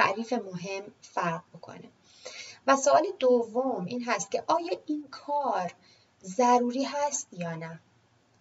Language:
Persian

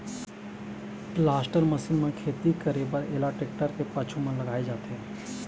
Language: Chhattisgarhi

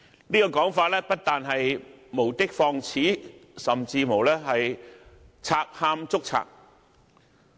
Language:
Cantonese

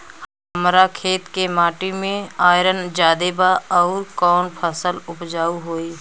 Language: Bhojpuri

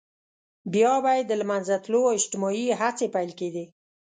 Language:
Pashto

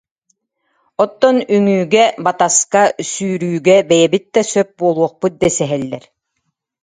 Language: Yakut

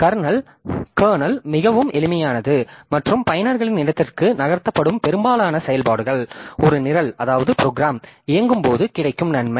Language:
Tamil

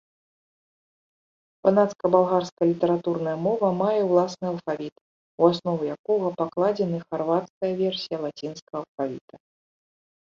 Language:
Belarusian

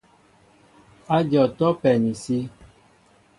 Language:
Mbo (Cameroon)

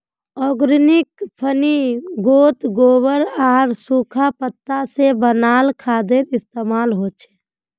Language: Magahi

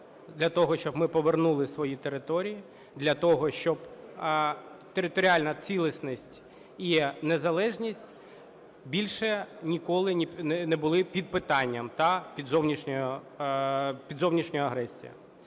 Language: Ukrainian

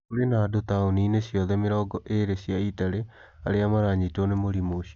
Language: Kikuyu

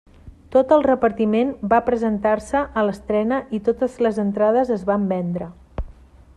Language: Catalan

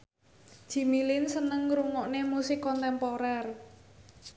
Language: Javanese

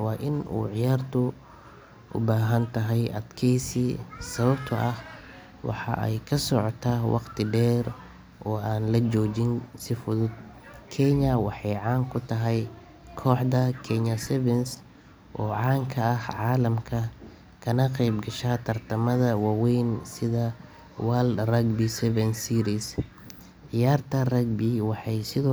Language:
Somali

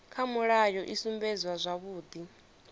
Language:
Venda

